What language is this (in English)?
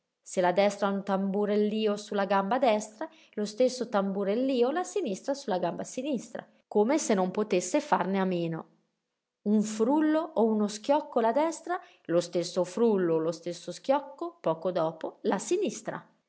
Italian